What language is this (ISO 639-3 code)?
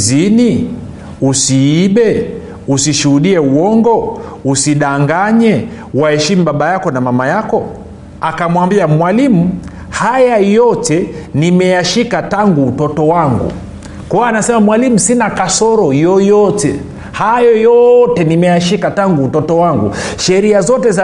swa